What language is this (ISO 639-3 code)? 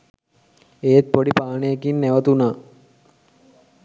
sin